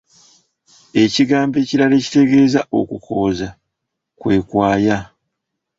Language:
Ganda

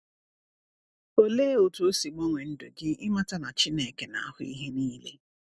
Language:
Igbo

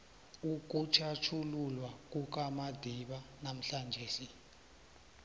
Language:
South Ndebele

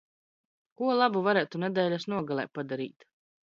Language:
Latvian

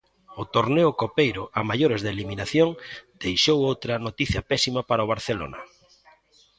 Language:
Galician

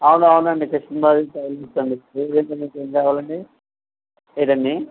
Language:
Telugu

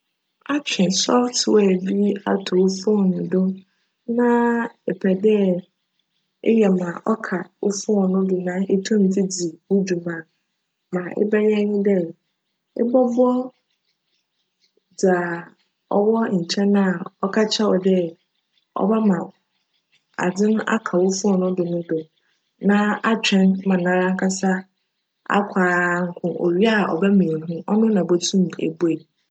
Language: Akan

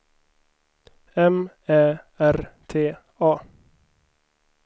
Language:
Swedish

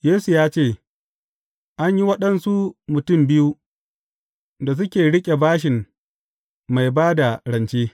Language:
Hausa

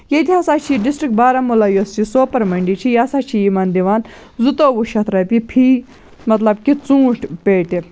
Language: Kashmiri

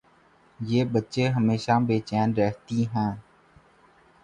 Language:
Urdu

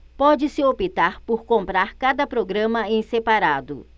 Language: Portuguese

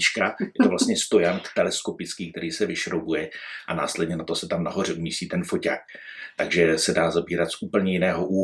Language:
Czech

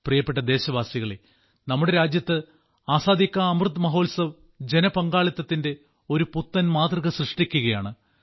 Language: Malayalam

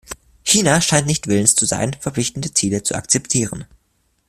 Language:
German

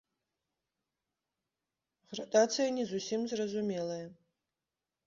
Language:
Belarusian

